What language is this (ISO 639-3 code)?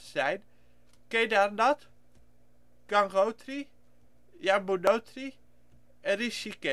nld